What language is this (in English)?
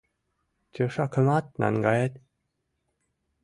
Mari